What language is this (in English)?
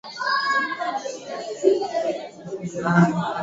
Swahili